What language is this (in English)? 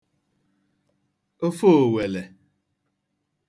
Igbo